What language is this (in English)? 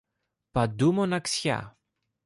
Greek